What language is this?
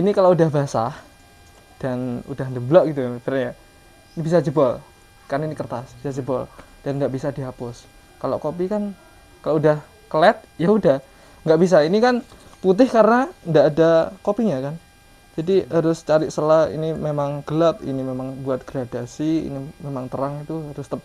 Indonesian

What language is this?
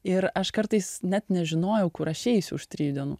Lithuanian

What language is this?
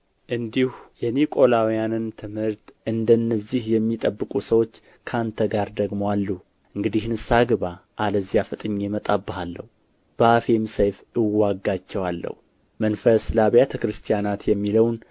Amharic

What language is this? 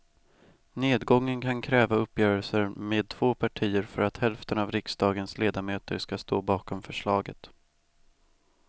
Swedish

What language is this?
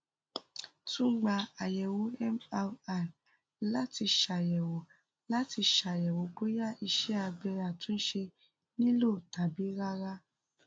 Yoruba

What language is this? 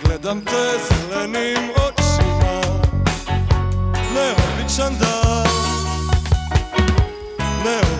Croatian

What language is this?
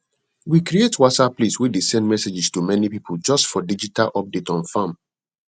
Nigerian Pidgin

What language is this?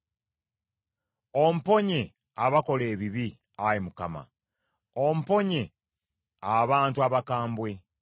Ganda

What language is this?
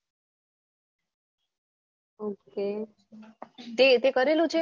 Gujarati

